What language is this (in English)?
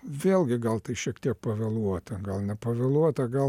Lithuanian